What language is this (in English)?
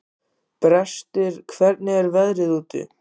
Icelandic